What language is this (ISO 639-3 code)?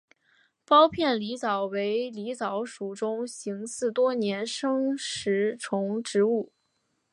zho